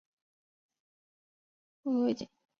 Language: Chinese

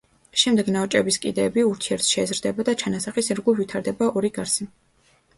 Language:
Georgian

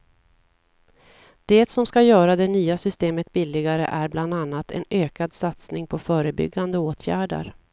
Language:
Swedish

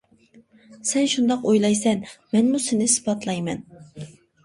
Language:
Uyghur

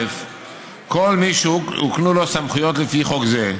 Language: Hebrew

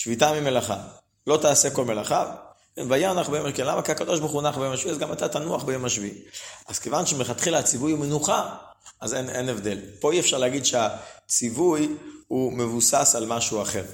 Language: Hebrew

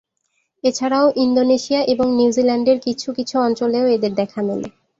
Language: Bangla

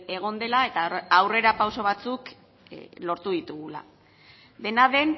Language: Basque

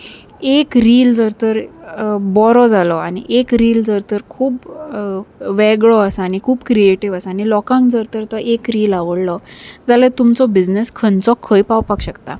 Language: Konkani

